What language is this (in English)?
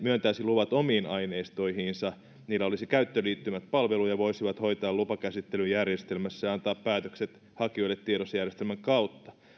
Finnish